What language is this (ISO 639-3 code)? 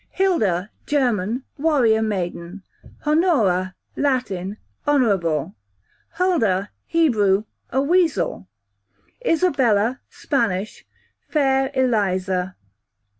eng